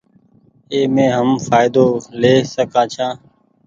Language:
Goaria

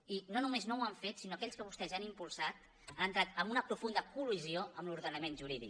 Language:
Catalan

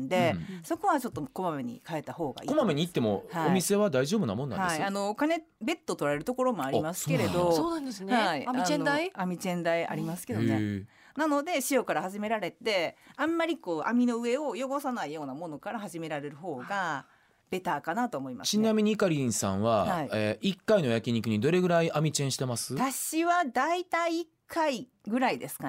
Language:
Japanese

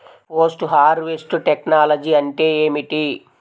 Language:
Telugu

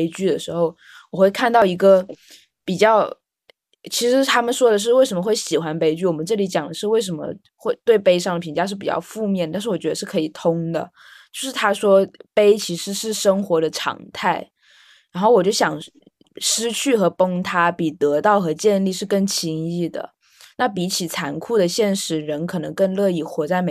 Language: Chinese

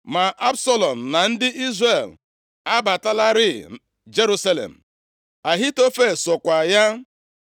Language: Igbo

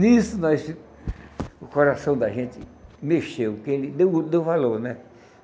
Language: Portuguese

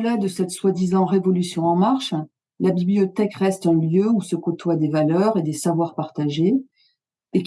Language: French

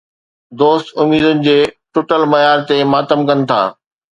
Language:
Sindhi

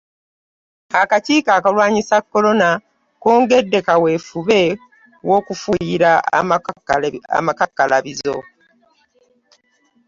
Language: Ganda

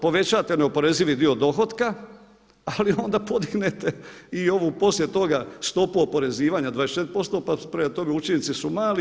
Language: Croatian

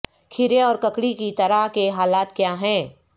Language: Urdu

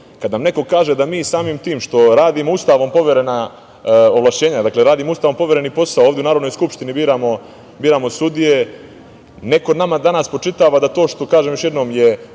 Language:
Serbian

